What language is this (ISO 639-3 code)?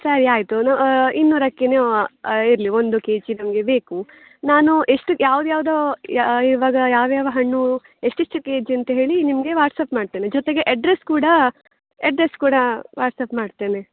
kan